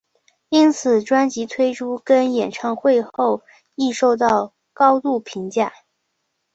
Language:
Chinese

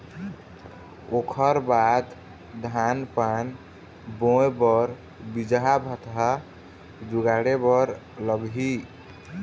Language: Chhattisgarhi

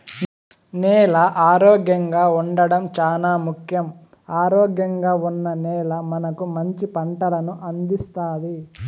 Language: Telugu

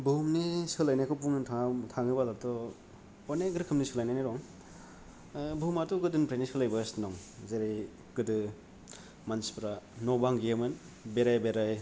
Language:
Bodo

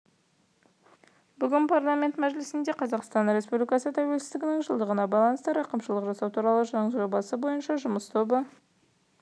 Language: Kazakh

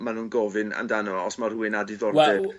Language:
Welsh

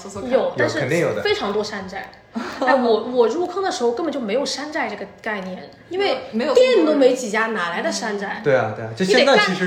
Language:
Chinese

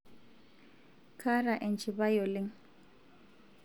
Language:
Masai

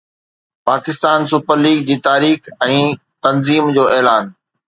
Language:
Sindhi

